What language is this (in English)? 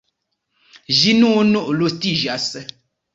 Esperanto